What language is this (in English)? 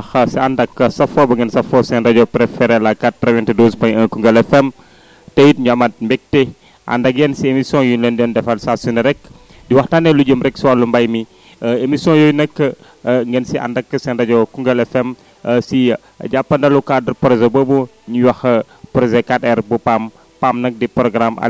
Wolof